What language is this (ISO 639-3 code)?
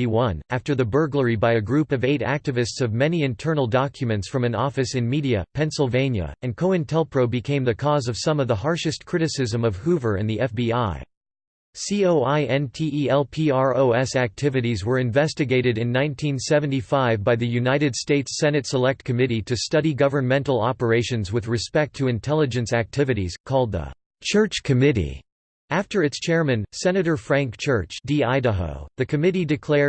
eng